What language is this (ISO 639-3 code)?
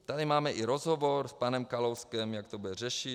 ces